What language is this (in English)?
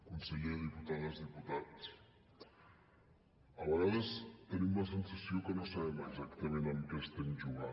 Catalan